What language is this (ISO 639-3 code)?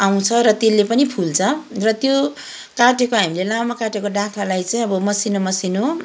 nep